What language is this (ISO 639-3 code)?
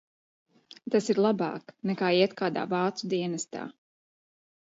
lav